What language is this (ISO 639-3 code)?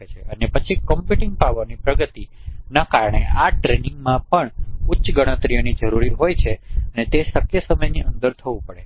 guj